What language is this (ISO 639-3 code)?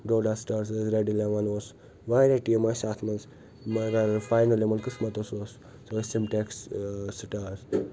kas